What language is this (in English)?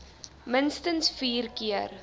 Afrikaans